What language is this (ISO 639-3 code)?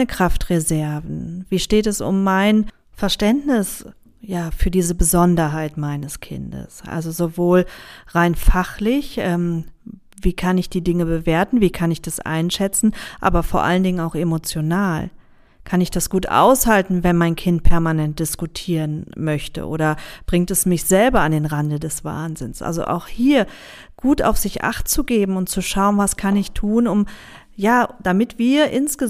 deu